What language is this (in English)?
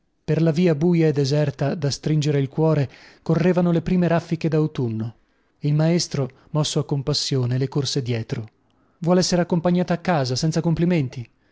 Italian